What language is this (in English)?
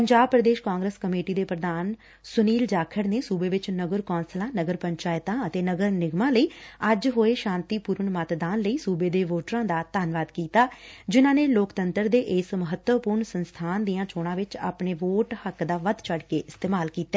Punjabi